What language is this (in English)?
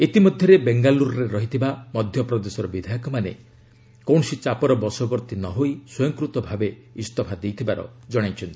Odia